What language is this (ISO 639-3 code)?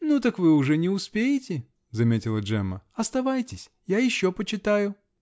rus